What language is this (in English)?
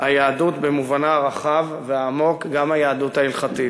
Hebrew